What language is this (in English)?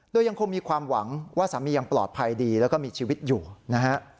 Thai